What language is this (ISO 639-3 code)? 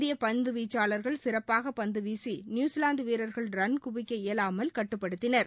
tam